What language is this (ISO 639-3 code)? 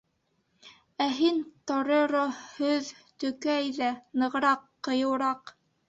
bak